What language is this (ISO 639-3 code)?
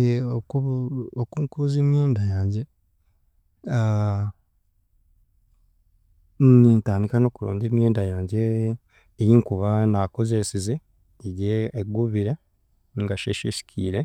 cgg